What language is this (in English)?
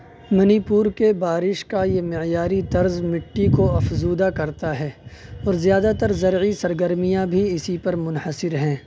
Urdu